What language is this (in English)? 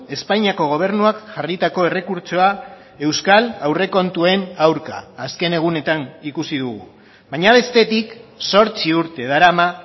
Basque